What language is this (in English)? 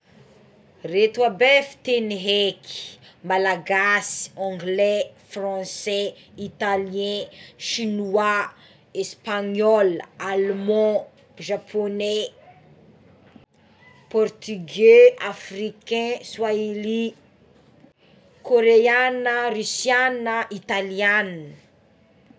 Tsimihety Malagasy